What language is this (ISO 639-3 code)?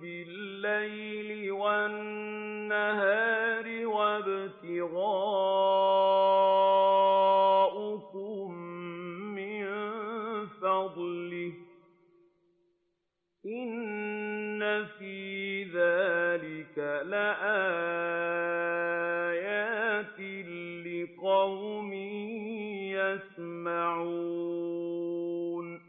ara